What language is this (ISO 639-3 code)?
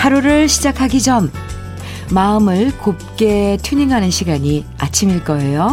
kor